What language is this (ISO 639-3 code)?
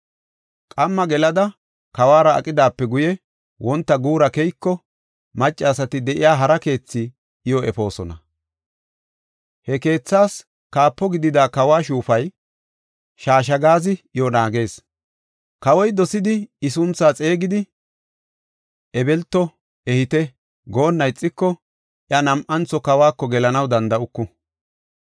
gof